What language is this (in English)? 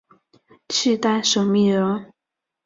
Chinese